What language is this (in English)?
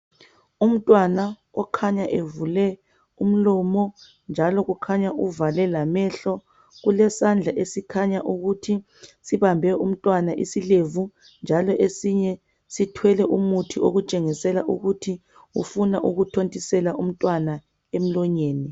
North Ndebele